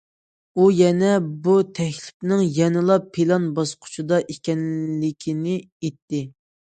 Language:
Uyghur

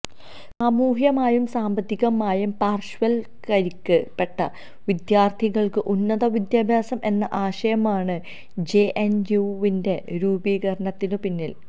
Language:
Malayalam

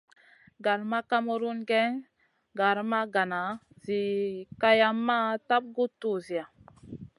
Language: Masana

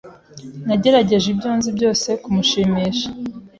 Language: Kinyarwanda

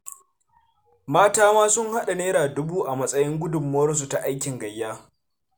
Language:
Hausa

